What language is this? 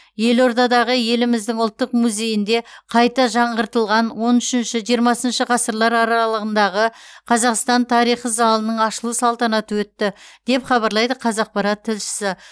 Kazakh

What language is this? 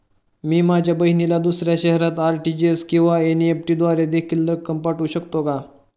Marathi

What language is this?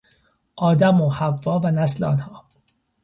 Persian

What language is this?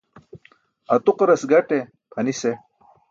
Burushaski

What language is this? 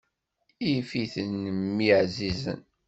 Kabyle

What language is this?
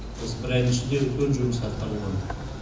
Kazakh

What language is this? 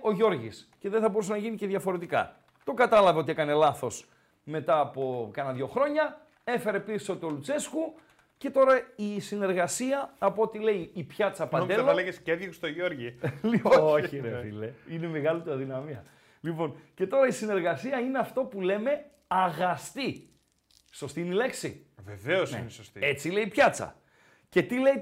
Greek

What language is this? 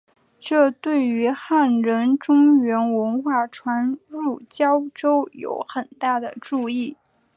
Chinese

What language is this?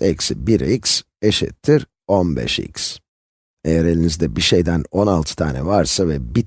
Turkish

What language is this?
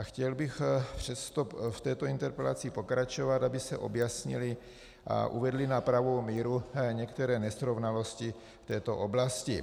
Czech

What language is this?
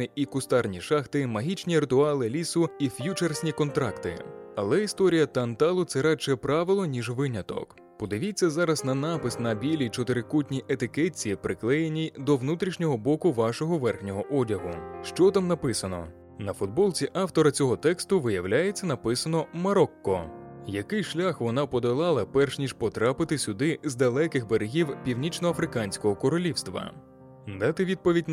Ukrainian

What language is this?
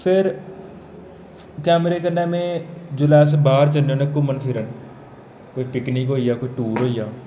Dogri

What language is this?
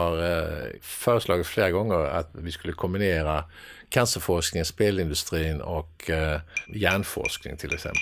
Swedish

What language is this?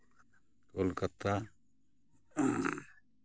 Santali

